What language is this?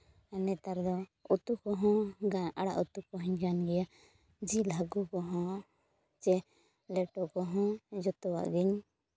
Santali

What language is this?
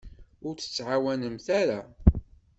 Kabyle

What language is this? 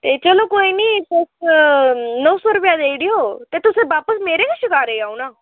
Dogri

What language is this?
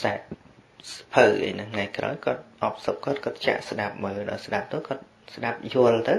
Vietnamese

